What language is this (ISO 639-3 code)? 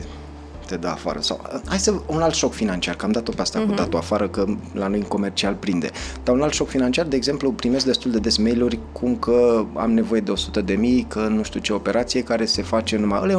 ron